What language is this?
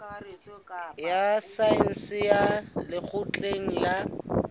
Southern Sotho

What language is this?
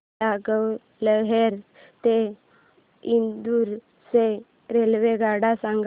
Marathi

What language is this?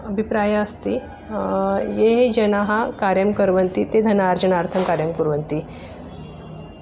Sanskrit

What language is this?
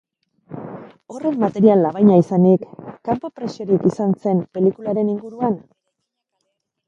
Basque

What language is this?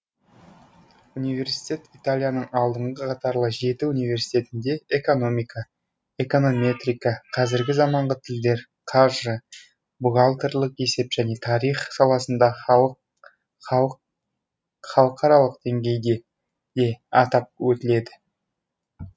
Kazakh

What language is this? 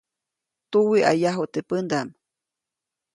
Copainalá Zoque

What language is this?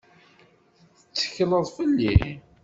Kabyle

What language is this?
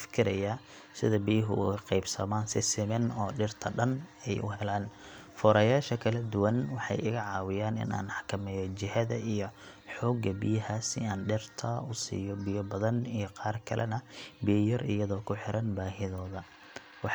Somali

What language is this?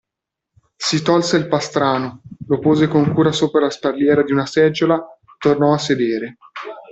Italian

